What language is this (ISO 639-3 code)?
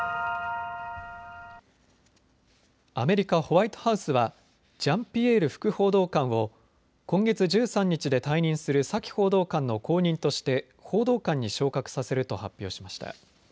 jpn